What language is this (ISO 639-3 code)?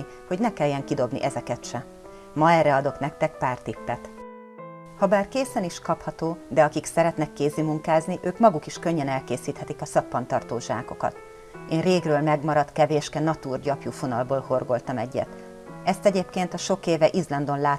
hun